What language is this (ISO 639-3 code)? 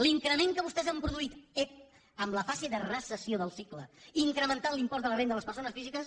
cat